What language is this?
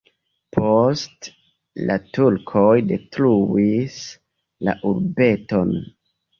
Esperanto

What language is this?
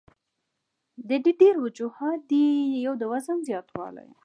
Pashto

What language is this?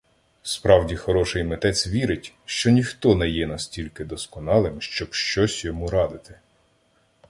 Ukrainian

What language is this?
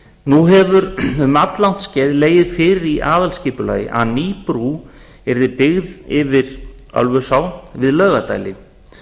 Icelandic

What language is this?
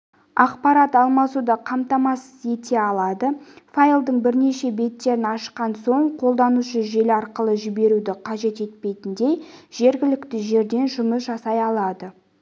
Kazakh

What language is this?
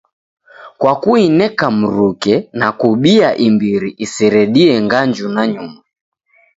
Taita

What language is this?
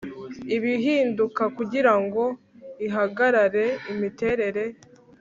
Kinyarwanda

